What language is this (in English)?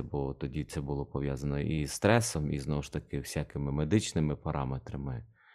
Ukrainian